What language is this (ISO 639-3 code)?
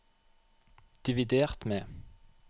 nor